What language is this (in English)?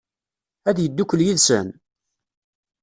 Kabyle